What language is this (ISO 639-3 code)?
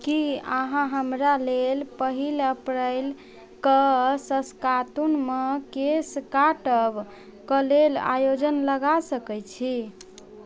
mai